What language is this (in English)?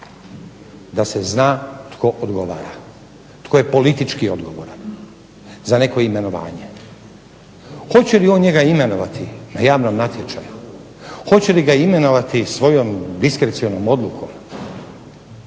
Croatian